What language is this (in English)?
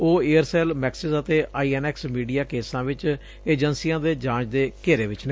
Punjabi